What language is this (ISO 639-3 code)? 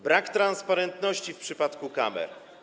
pol